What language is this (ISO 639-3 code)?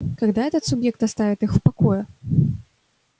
rus